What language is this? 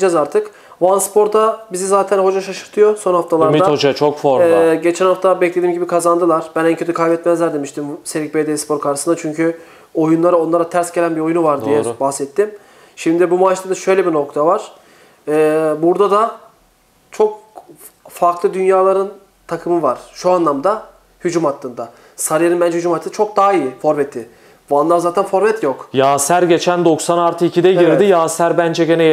Turkish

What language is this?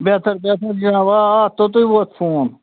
Kashmiri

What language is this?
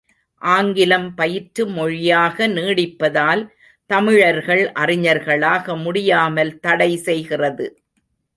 Tamil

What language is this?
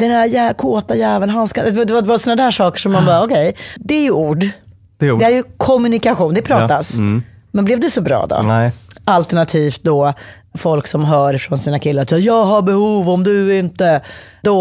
Swedish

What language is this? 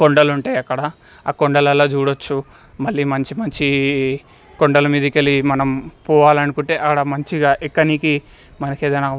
Telugu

